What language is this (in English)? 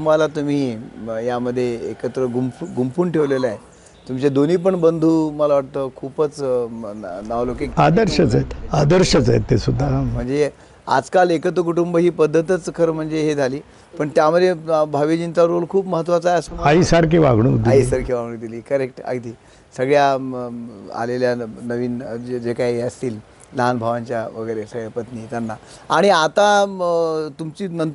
Marathi